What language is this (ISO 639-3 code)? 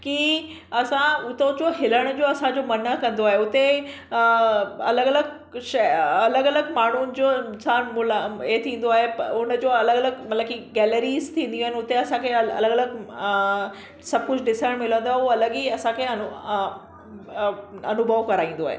snd